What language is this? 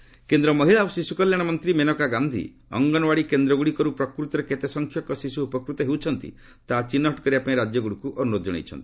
Odia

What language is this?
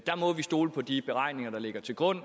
Danish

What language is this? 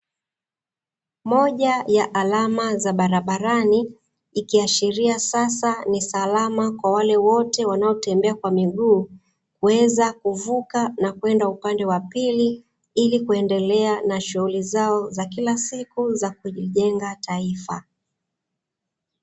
Swahili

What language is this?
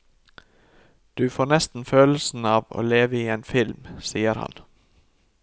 Norwegian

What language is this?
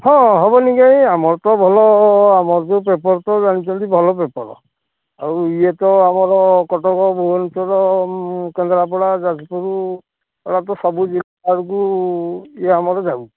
Odia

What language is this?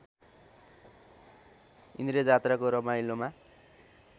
Nepali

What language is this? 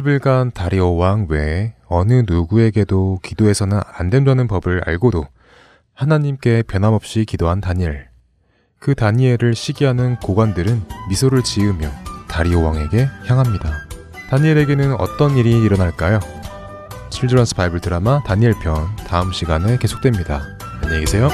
Korean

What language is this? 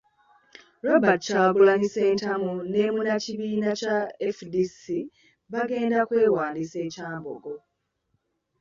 Ganda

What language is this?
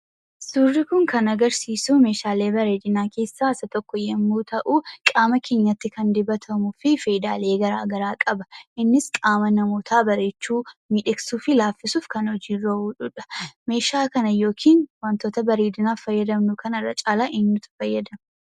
Oromo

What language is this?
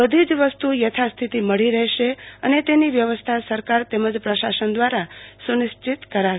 Gujarati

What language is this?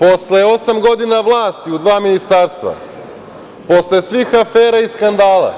Serbian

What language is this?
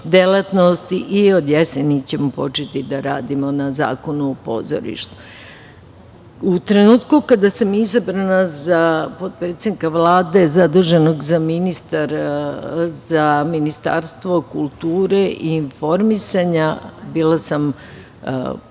Serbian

